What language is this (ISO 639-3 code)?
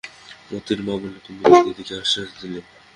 ben